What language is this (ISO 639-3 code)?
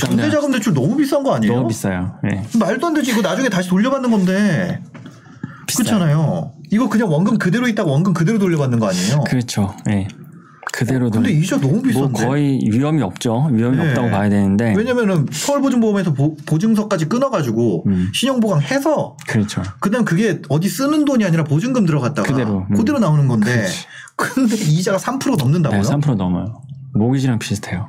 kor